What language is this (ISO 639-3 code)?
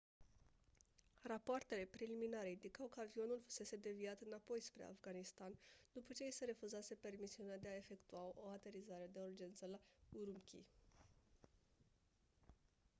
ron